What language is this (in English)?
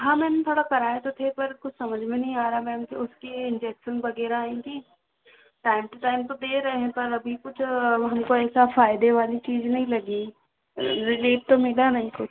Hindi